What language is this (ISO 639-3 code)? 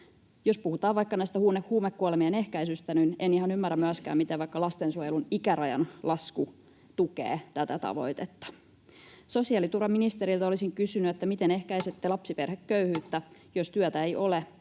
fin